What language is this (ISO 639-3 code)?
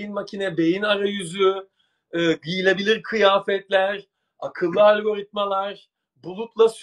tur